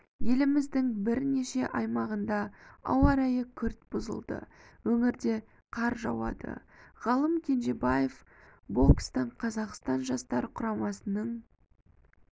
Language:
Kazakh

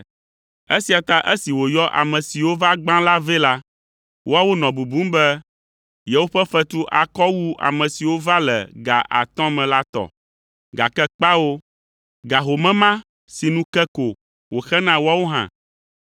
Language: Ewe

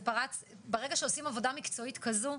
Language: Hebrew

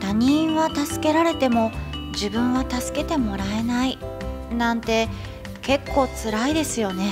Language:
Japanese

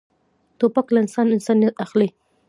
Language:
Pashto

